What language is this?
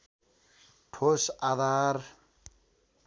Nepali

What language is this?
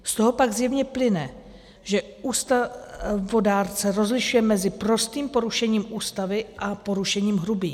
Czech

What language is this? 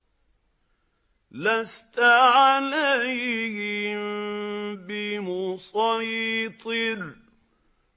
Arabic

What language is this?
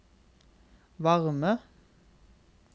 Norwegian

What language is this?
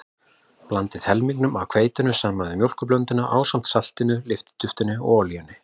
Icelandic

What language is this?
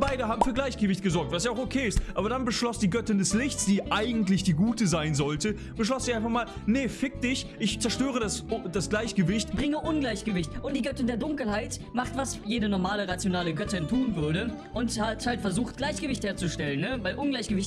German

